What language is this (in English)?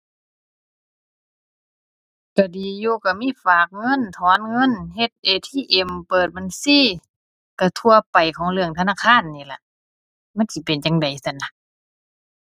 Thai